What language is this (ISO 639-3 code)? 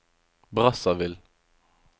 nor